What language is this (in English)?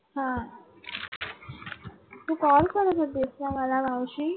Marathi